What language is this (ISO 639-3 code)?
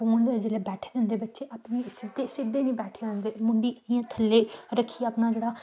doi